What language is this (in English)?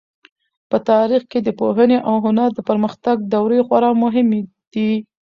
Pashto